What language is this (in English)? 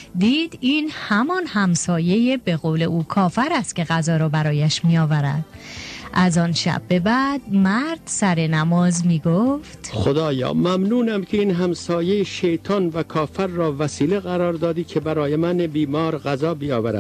Persian